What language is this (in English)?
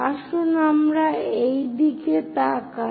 Bangla